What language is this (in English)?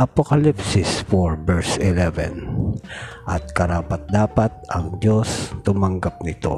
Filipino